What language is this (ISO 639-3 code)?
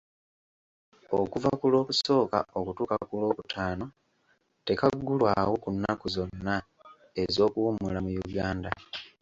lug